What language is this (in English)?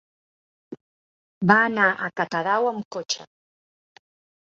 Catalan